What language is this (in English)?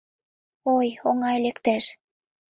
Mari